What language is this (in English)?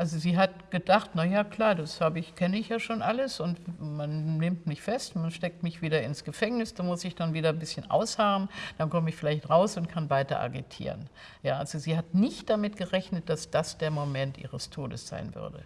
German